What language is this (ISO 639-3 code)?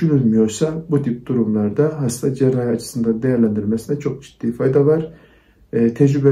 tur